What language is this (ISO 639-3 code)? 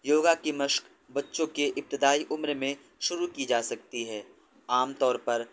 urd